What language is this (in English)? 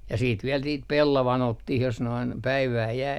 Finnish